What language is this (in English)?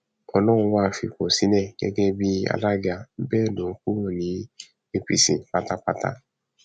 Yoruba